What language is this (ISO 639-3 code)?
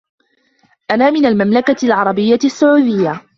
ara